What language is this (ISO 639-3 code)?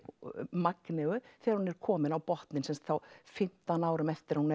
isl